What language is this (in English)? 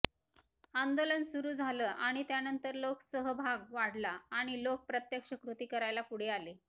Marathi